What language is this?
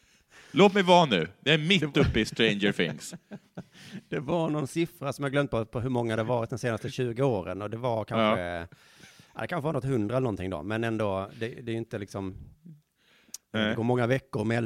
Swedish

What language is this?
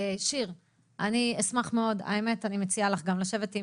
Hebrew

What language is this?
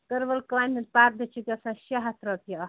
Kashmiri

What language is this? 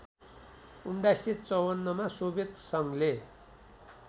Nepali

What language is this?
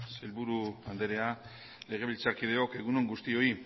Basque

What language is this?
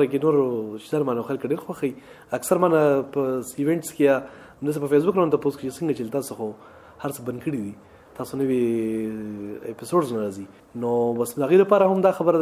Urdu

